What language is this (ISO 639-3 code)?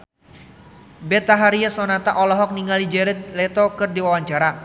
sun